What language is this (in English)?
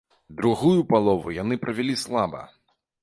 Belarusian